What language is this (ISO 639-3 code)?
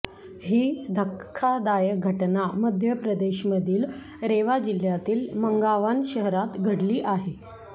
mar